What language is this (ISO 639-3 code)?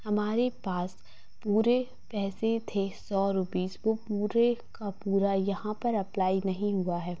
hin